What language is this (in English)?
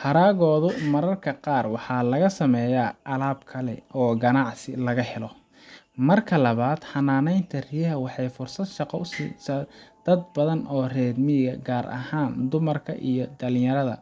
Somali